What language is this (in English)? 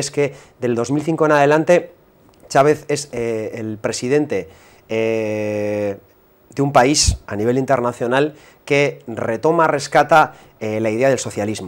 Spanish